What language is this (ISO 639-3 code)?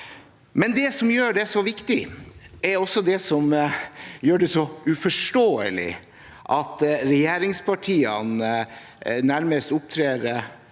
nor